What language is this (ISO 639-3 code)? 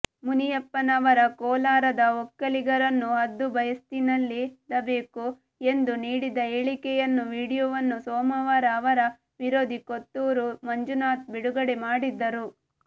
kan